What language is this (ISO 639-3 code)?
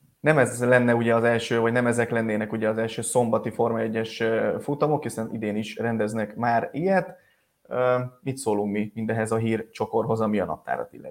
hun